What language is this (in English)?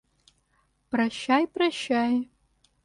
Russian